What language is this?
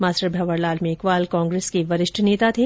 Hindi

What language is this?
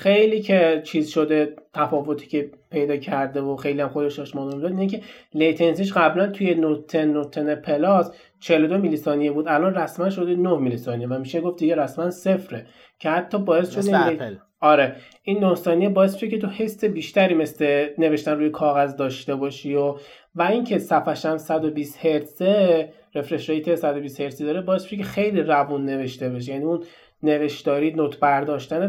Persian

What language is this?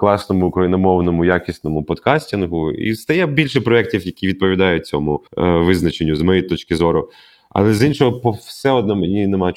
Ukrainian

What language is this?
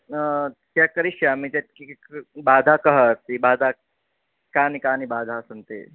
Sanskrit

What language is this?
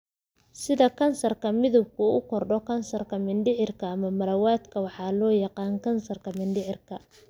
Somali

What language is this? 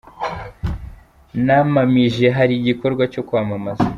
Kinyarwanda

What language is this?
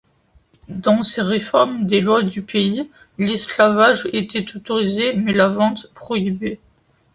French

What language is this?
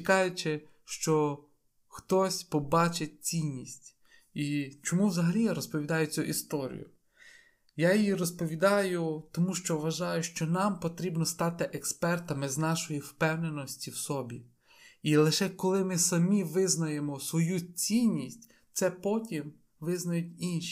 Ukrainian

